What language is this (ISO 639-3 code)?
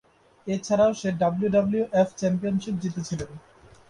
ben